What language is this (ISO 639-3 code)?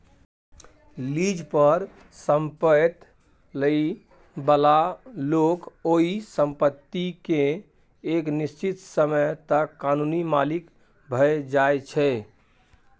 mai